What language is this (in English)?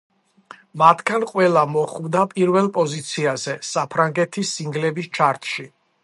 Georgian